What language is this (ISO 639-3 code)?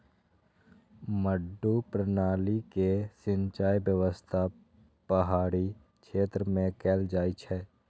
mai